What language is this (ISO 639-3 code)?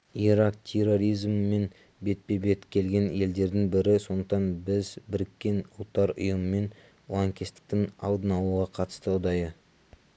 kaz